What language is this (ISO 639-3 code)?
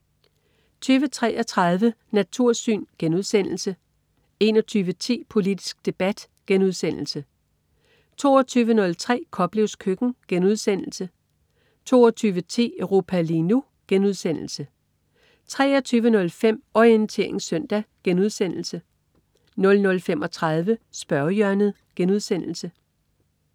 dan